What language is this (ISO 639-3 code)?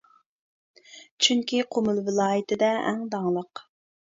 uig